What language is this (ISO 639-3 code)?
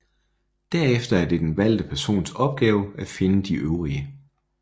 dan